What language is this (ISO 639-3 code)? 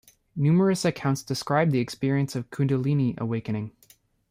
eng